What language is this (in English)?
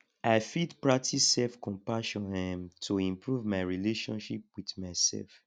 Nigerian Pidgin